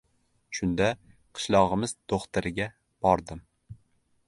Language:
Uzbek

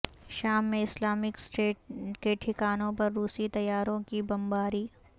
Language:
Urdu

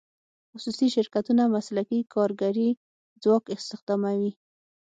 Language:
Pashto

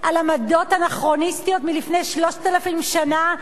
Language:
Hebrew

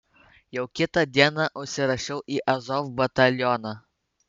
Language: Lithuanian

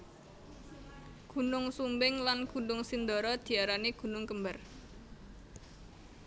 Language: Javanese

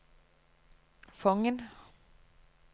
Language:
Norwegian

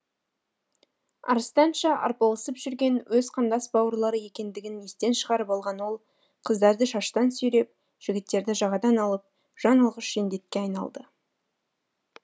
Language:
Kazakh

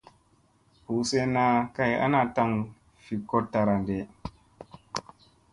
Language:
Musey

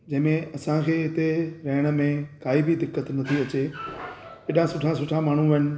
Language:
Sindhi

